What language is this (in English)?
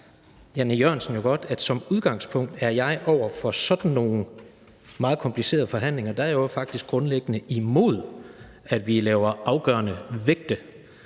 Danish